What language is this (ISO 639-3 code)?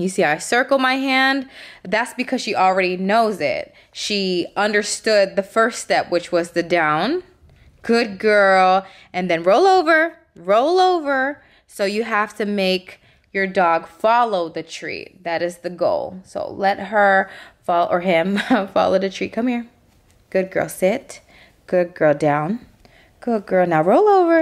eng